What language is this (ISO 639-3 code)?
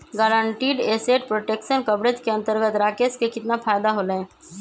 mag